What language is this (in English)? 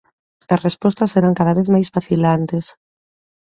Galician